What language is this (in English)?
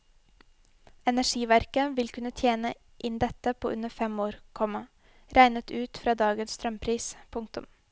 Norwegian